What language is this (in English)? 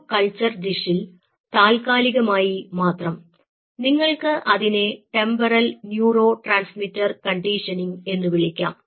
Malayalam